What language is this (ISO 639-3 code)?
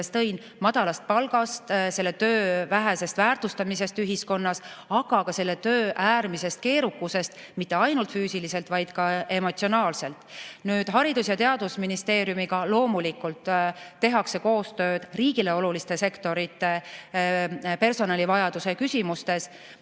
est